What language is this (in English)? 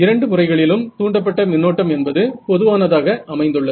Tamil